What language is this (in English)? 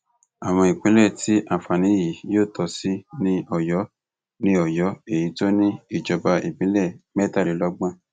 Yoruba